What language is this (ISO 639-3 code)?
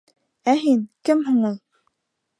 bak